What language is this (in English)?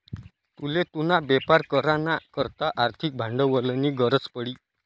Marathi